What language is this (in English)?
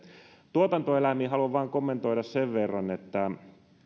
Finnish